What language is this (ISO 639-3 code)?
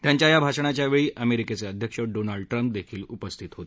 mar